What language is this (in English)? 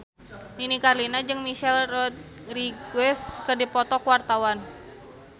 Sundanese